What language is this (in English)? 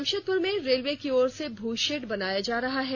Hindi